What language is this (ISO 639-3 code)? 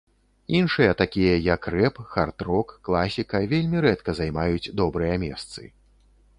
bel